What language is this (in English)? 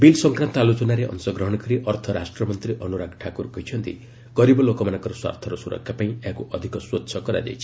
Odia